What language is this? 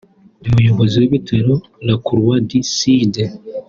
Kinyarwanda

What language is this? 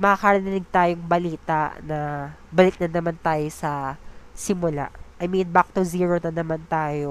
Filipino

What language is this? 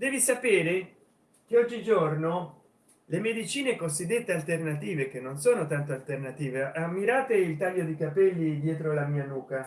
Italian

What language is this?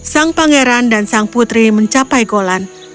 Indonesian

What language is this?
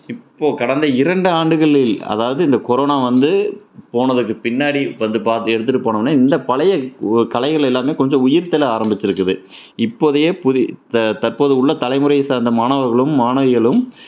Tamil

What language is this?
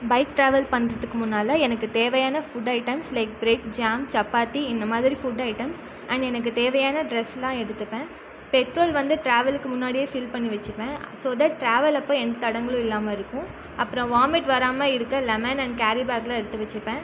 Tamil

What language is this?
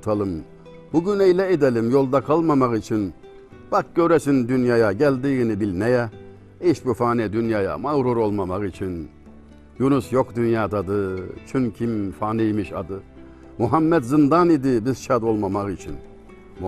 Turkish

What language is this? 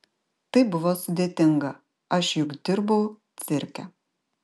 Lithuanian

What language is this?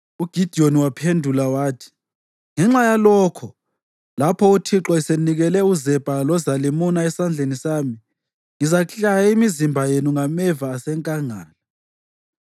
North Ndebele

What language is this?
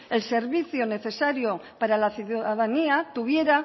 Spanish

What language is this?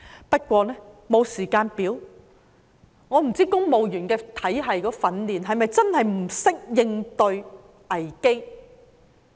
Cantonese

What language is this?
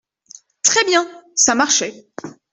French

